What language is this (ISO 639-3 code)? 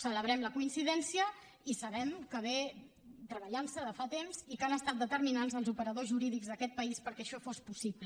cat